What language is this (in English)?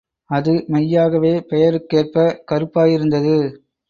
Tamil